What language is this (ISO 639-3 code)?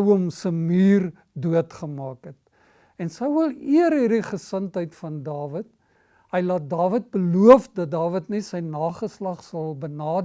nld